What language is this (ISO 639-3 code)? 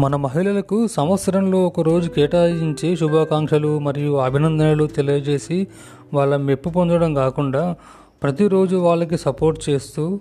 tel